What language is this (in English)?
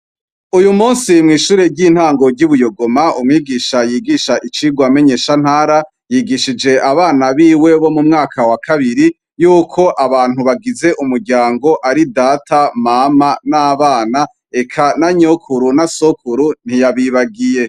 Rundi